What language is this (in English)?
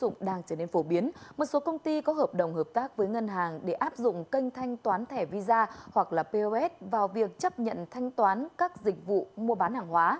Vietnamese